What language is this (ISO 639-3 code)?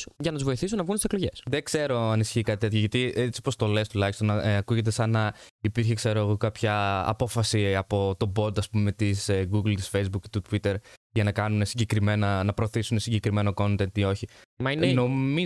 ell